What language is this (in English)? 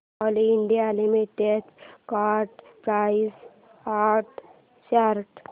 Marathi